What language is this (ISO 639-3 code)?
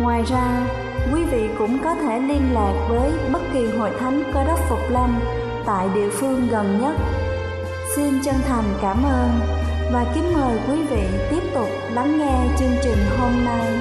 vie